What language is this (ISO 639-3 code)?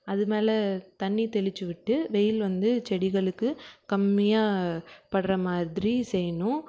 tam